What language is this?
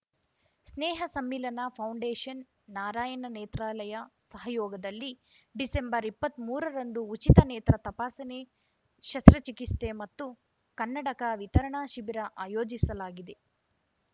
Kannada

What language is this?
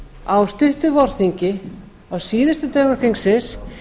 Icelandic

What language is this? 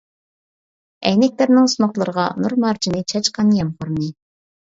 Uyghur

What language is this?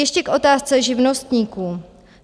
Czech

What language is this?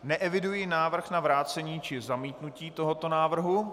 Czech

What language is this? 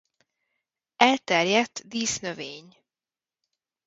Hungarian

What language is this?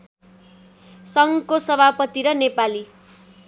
Nepali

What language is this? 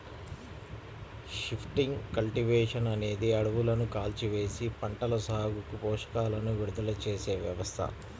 Telugu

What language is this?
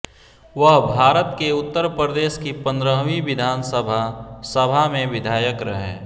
Hindi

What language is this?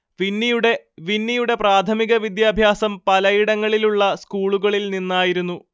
Malayalam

